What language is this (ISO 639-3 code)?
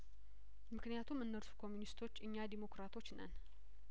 amh